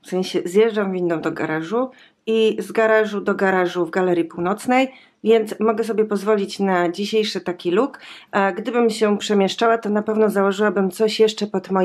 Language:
Polish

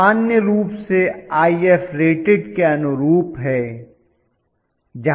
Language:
Hindi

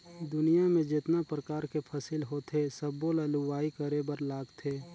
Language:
Chhattisgarhi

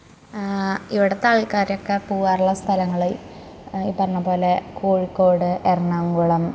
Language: Malayalam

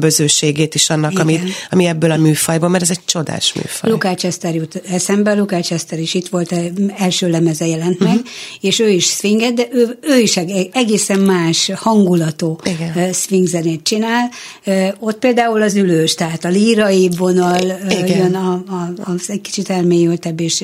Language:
Hungarian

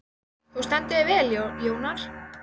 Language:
Icelandic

